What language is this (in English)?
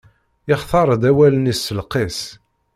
Kabyle